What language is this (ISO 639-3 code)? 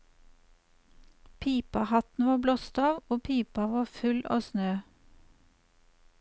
nor